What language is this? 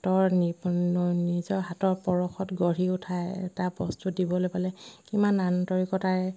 Assamese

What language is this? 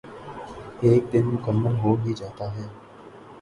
Urdu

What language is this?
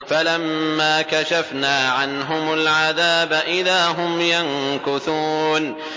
Arabic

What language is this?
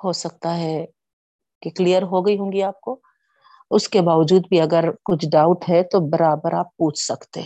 Urdu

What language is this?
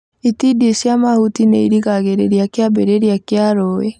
Kikuyu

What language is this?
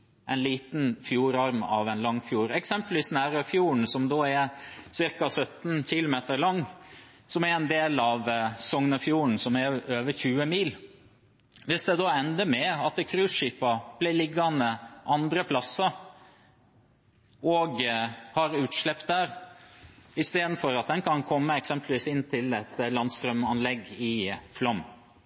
Norwegian Bokmål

